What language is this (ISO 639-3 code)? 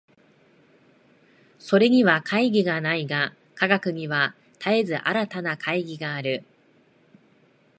jpn